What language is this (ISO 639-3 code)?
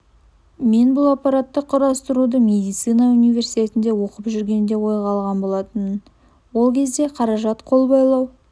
kaz